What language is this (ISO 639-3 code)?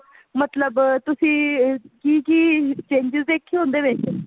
pan